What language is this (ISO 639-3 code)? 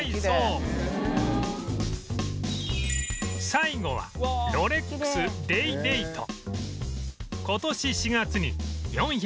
jpn